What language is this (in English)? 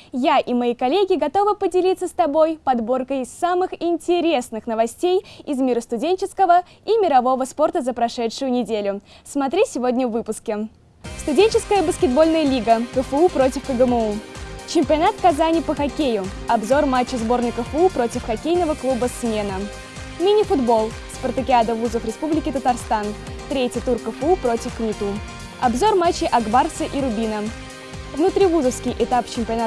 Russian